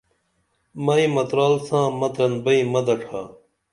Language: Dameli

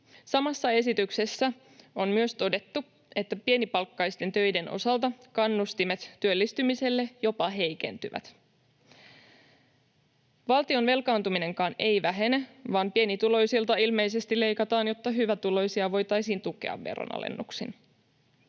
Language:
Finnish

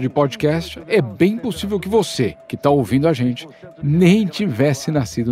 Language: Portuguese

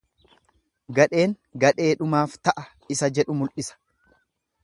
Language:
Oromo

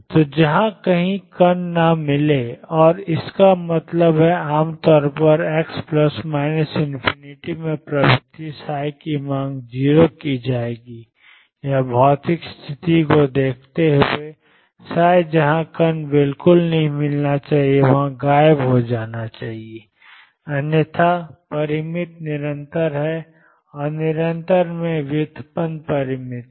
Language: Hindi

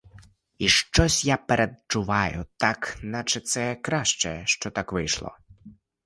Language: Ukrainian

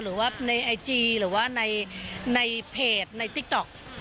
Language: Thai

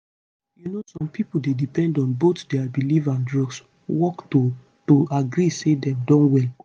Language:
Nigerian Pidgin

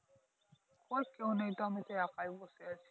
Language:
Bangla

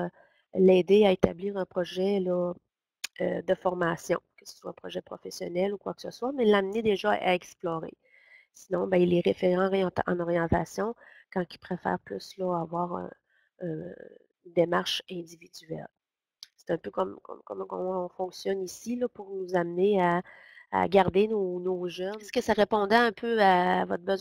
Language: French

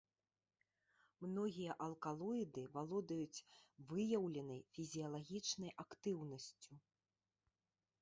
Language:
Belarusian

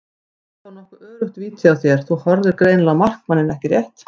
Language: Icelandic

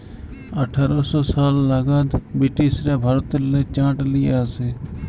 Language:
Bangla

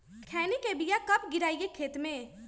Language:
Magahi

